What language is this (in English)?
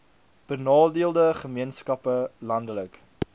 Afrikaans